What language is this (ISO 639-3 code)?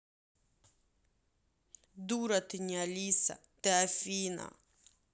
rus